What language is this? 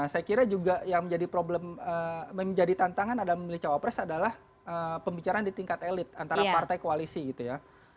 Indonesian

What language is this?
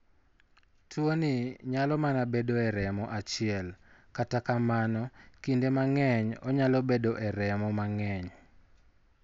Luo (Kenya and Tanzania)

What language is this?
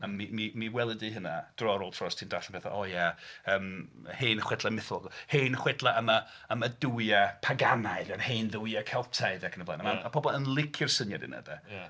Welsh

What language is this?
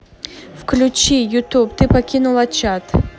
Russian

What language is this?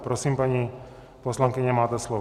Czech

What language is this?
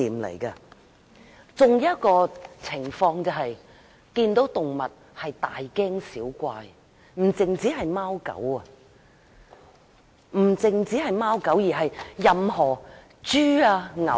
Cantonese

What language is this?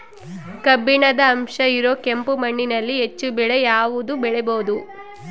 Kannada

